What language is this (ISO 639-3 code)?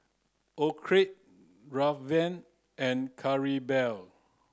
eng